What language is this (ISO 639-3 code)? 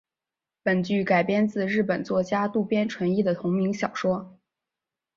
zho